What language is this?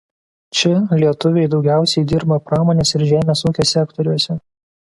Lithuanian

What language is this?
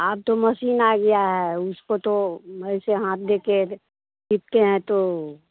Hindi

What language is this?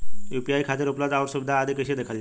Bhojpuri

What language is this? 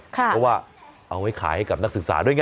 Thai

